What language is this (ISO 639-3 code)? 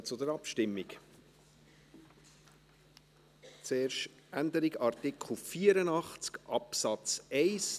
gsw